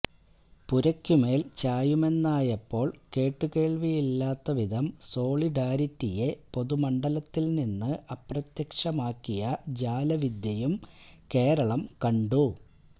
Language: Malayalam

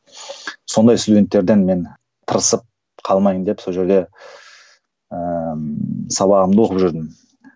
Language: Kazakh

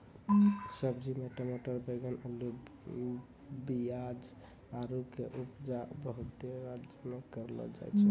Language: Maithili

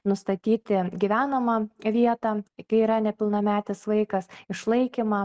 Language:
Lithuanian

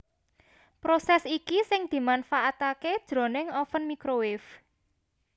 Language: Javanese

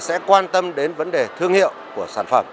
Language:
Vietnamese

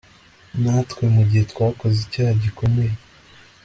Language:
Kinyarwanda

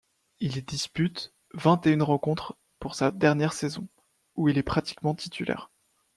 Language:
French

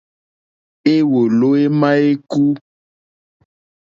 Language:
Mokpwe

